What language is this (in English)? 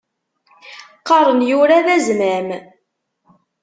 Kabyle